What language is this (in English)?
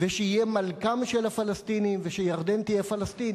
Hebrew